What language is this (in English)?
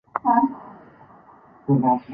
Chinese